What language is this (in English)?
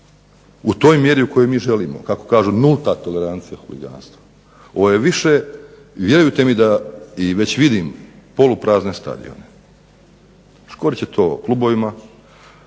Croatian